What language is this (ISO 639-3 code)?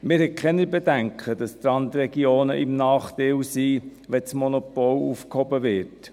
gsw